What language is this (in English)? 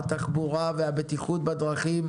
Hebrew